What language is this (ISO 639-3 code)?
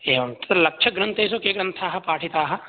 san